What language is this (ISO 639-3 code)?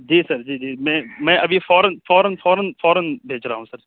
urd